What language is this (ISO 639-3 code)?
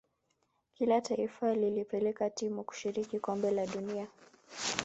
swa